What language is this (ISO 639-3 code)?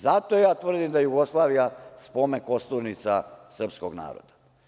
srp